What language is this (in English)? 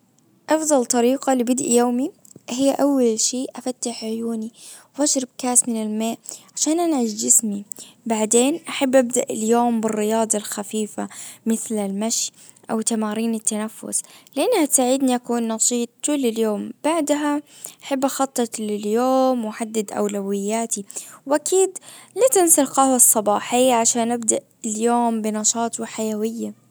Najdi Arabic